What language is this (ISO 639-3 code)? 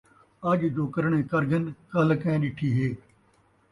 skr